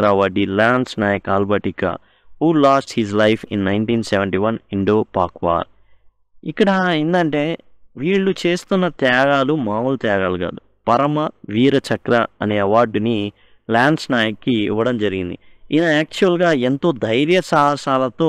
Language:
Telugu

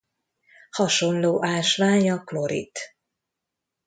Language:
Hungarian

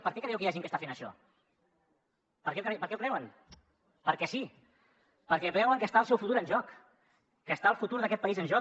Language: Catalan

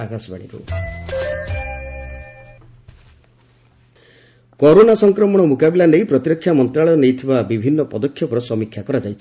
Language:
Odia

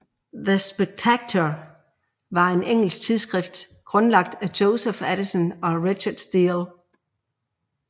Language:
Danish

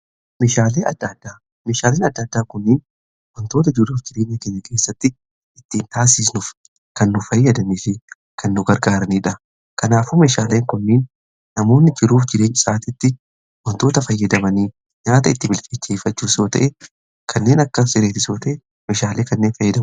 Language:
Oromo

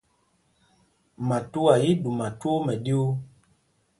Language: Mpumpong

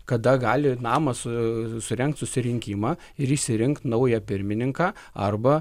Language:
Lithuanian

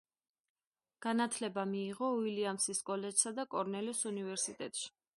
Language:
Georgian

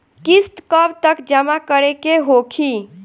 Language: Bhojpuri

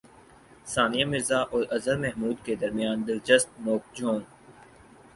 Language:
Urdu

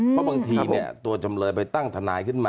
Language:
Thai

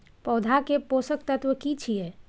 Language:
Maithili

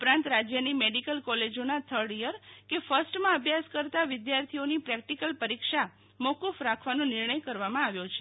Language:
Gujarati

